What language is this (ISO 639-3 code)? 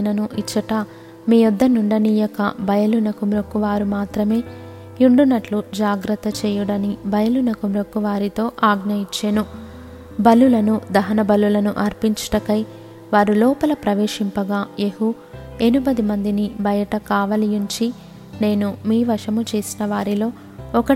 tel